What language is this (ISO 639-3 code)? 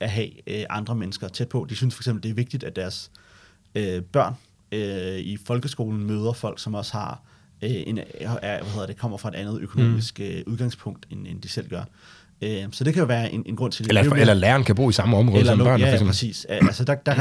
dan